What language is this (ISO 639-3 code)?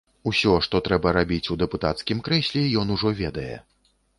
bel